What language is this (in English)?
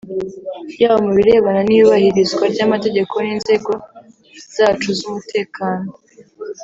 Kinyarwanda